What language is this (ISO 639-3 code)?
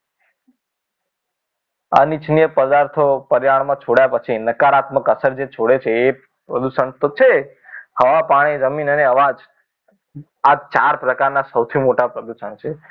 guj